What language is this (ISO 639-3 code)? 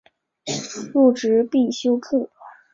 zho